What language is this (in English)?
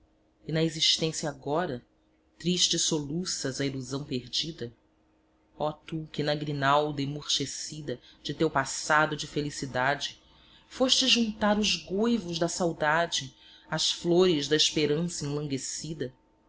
Portuguese